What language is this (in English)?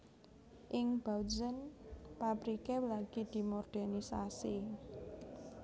Javanese